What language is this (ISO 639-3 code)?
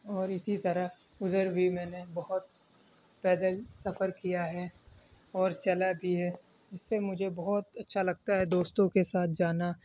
urd